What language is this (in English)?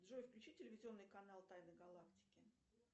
Russian